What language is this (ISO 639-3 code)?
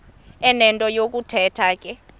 xho